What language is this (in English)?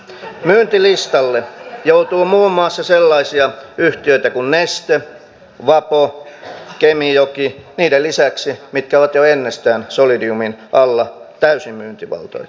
Finnish